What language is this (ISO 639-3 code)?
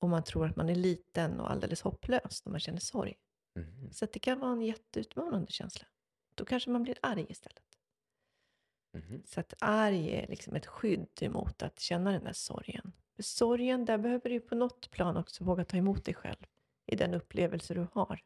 swe